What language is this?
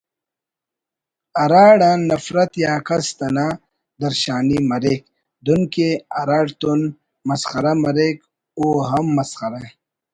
Brahui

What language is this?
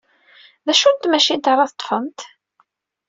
Kabyle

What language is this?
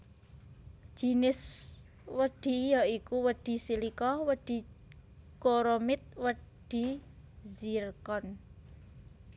Javanese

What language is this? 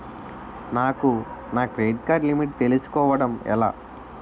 Telugu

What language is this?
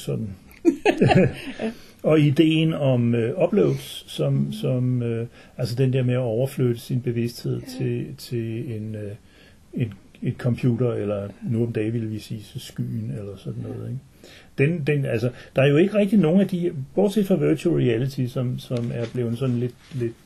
Danish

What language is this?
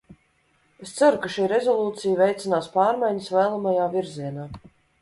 Latvian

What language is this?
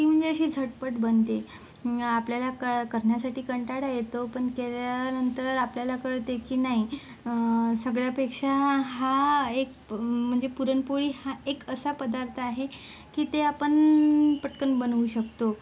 Marathi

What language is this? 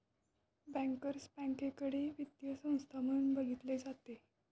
Marathi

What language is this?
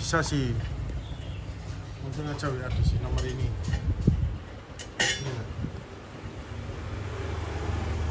Indonesian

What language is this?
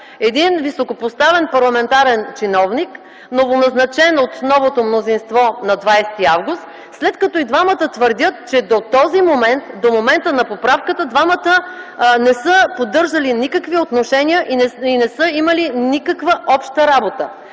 Bulgarian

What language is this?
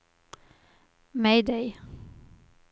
Swedish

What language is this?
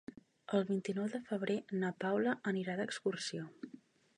Catalan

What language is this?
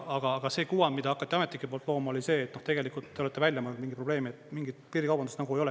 Estonian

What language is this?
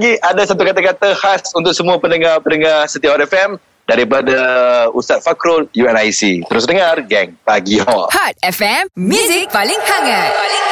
Malay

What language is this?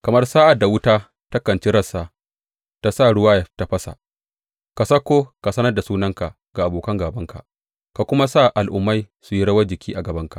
Hausa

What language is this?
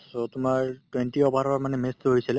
Assamese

